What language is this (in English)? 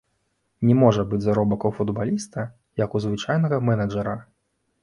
Belarusian